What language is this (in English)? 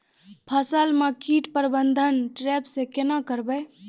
Maithili